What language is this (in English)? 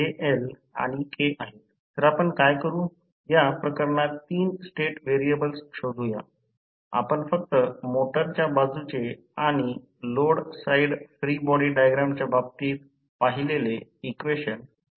Marathi